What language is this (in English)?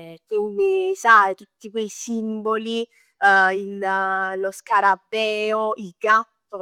Neapolitan